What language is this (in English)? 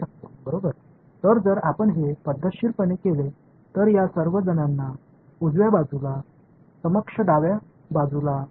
Tamil